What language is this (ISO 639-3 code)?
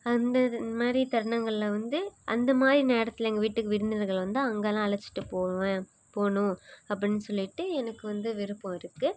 tam